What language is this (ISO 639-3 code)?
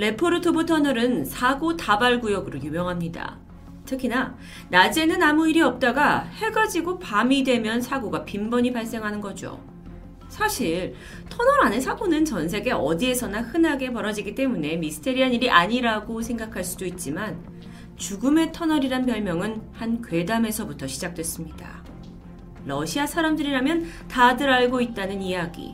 kor